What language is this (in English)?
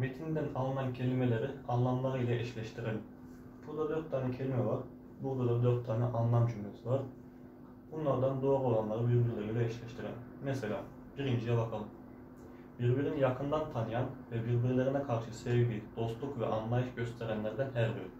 Turkish